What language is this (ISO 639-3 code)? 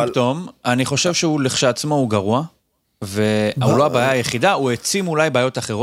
heb